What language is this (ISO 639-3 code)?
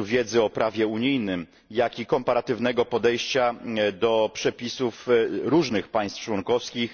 pol